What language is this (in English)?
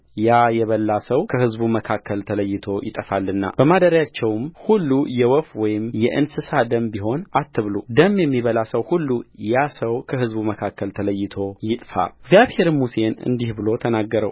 Amharic